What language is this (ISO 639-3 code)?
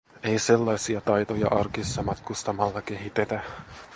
fin